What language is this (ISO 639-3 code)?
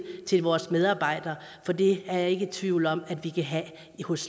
dan